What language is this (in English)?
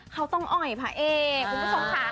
Thai